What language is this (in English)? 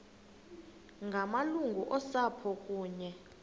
Xhosa